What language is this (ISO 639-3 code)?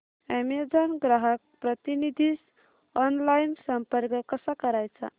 mar